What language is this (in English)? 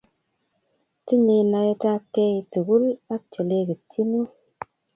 Kalenjin